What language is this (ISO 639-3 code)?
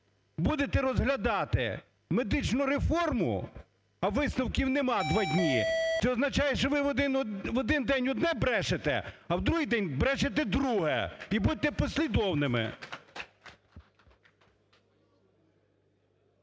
ukr